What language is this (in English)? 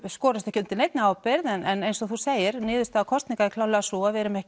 Icelandic